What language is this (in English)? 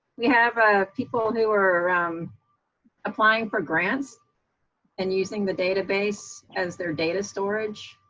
English